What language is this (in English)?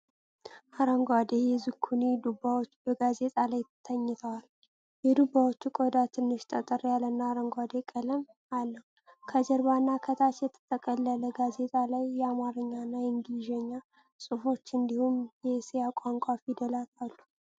Amharic